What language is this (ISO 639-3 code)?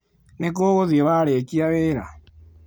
kik